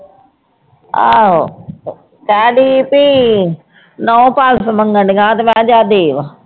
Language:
Punjabi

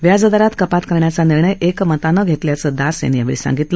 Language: Marathi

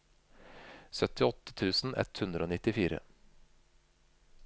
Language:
Norwegian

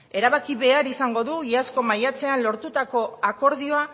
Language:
Basque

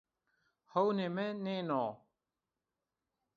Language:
Zaza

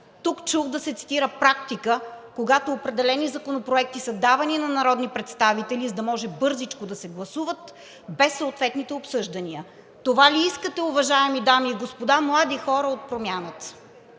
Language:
Bulgarian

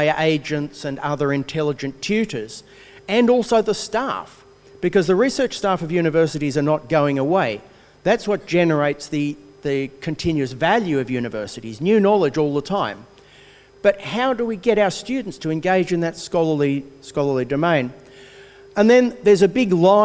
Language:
English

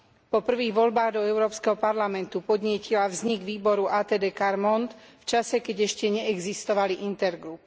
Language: Slovak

